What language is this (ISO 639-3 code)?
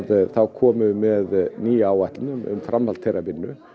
isl